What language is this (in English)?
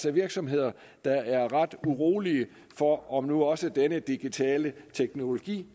Danish